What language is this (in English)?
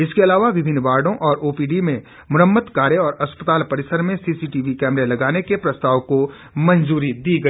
Hindi